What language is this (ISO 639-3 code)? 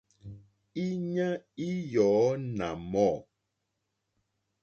bri